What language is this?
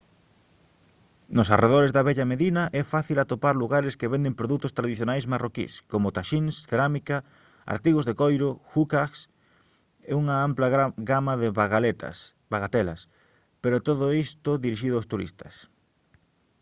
Galician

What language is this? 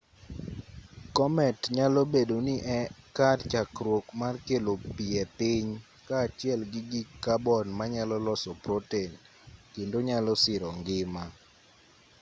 Luo (Kenya and Tanzania)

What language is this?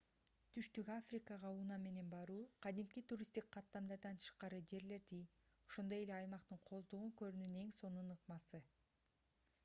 Kyrgyz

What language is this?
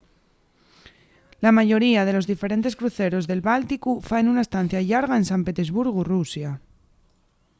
Asturian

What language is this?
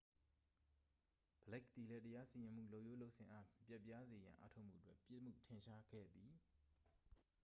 Burmese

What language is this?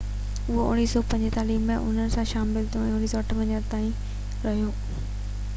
Sindhi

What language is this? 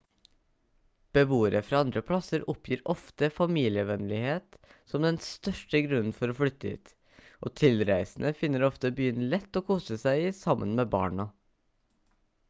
Norwegian Bokmål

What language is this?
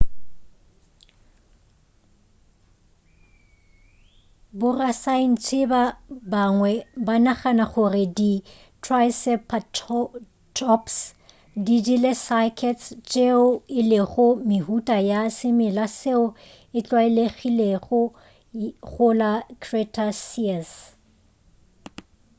Northern Sotho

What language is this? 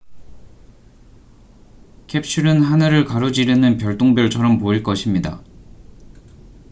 Korean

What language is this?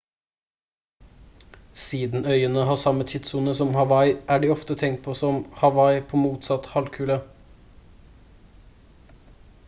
Norwegian Bokmål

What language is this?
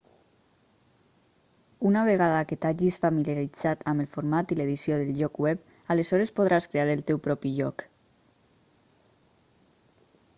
Catalan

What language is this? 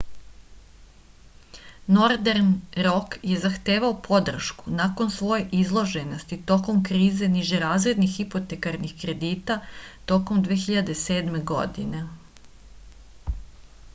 Serbian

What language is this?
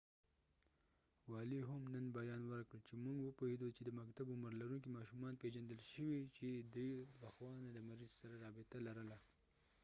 Pashto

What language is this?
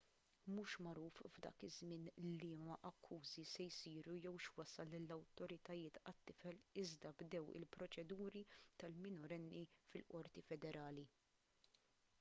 Maltese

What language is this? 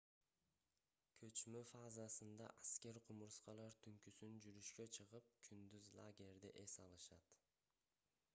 Kyrgyz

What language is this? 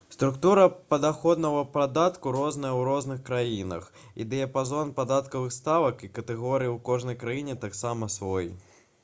Belarusian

